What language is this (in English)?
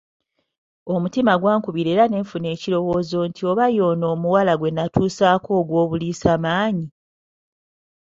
Ganda